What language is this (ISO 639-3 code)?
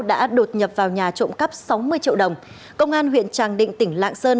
vie